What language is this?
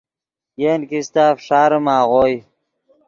Yidgha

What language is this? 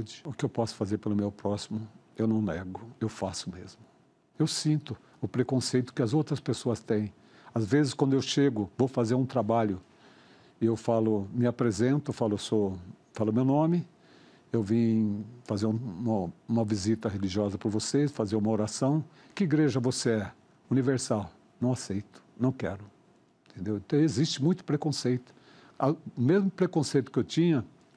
Portuguese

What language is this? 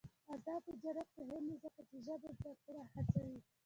Pashto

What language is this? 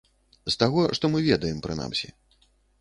Belarusian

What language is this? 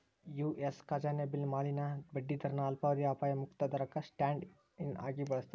Kannada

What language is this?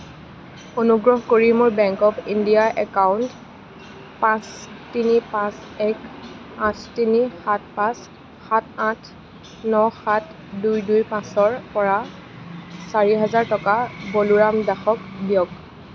Assamese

